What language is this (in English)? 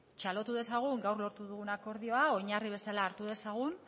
Basque